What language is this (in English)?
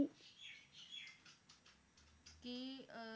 Punjabi